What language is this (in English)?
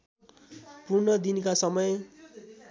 Nepali